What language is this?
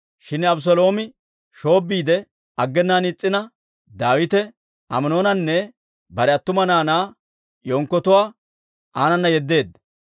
Dawro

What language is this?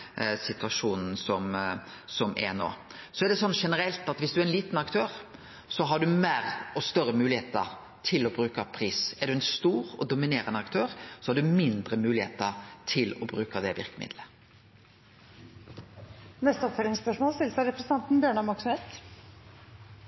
Norwegian Nynorsk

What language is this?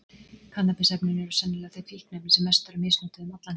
Icelandic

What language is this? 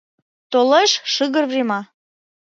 Mari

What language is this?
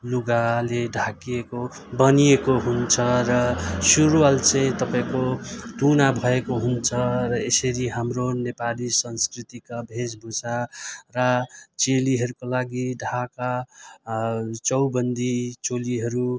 Nepali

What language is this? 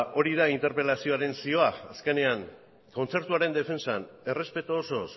Basque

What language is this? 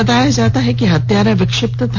Hindi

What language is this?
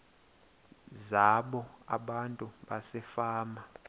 Xhosa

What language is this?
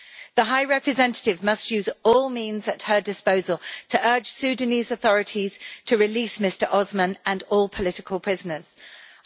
English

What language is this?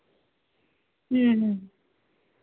Punjabi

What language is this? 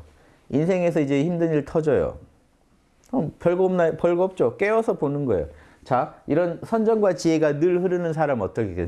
Korean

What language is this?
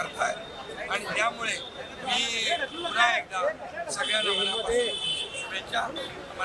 Marathi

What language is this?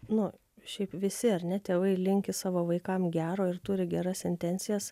Lithuanian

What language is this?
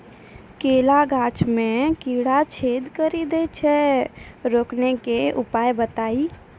Maithili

